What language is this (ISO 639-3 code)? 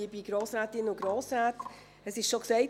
gsw